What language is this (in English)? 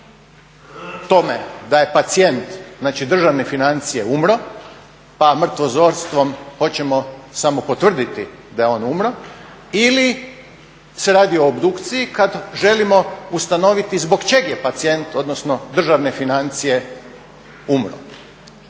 Croatian